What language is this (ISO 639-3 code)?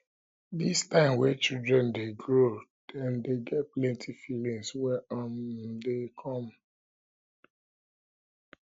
pcm